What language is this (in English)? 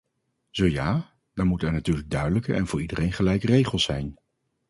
Dutch